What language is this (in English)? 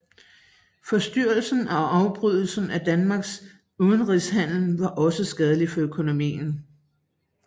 Danish